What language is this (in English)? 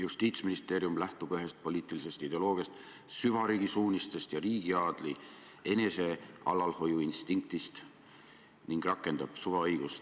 Estonian